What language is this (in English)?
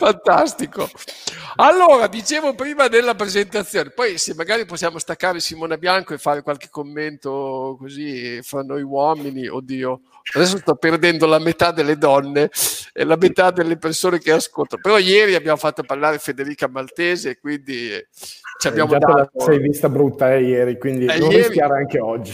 Italian